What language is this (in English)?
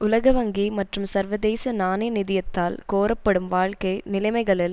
Tamil